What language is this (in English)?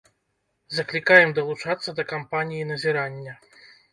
Belarusian